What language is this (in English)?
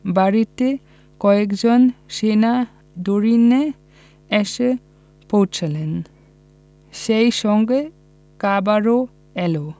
Bangla